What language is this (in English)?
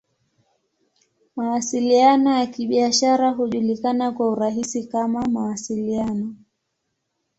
Swahili